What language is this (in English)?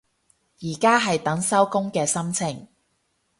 Cantonese